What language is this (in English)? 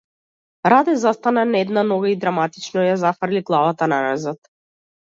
Macedonian